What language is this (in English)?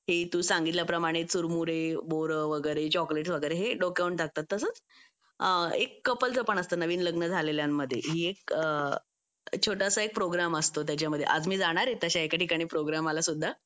Marathi